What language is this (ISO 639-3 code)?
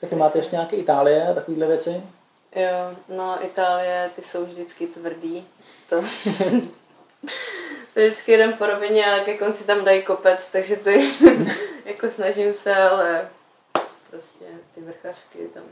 ces